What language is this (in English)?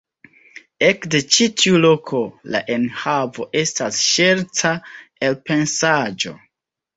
Esperanto